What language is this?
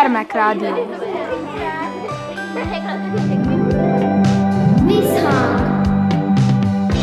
Hungarian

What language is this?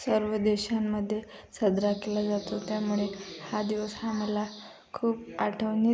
Marathi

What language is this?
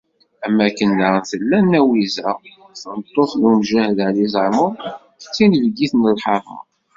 Kabyle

